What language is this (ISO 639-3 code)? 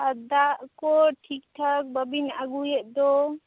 sat